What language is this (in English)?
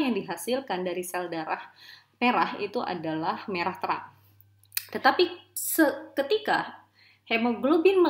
Indonesian